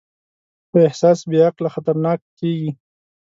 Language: Pashto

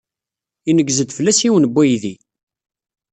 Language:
Kabyle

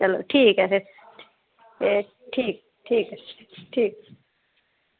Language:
Dogri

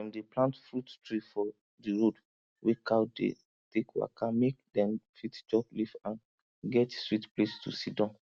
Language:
Nigerian Pidgin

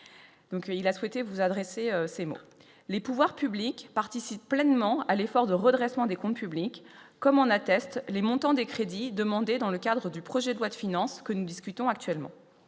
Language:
French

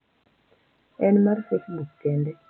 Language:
Luo (Kenya and Tanzania)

